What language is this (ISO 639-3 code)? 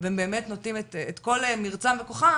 heb